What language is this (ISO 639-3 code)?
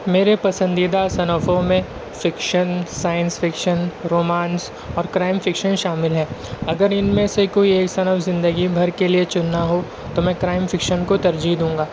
urd